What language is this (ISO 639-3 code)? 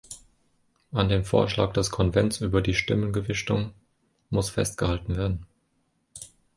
deu